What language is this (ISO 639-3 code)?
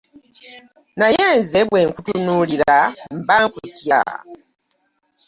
lug